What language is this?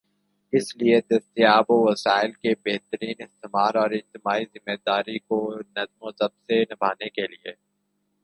Urdu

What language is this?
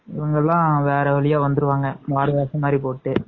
Tamil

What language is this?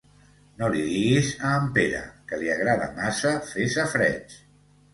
Catalan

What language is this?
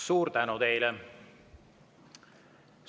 Estonian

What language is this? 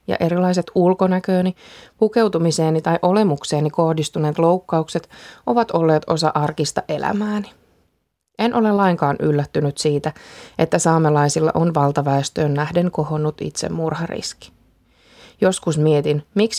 Finnish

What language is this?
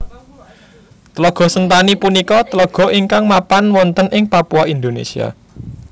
Javanese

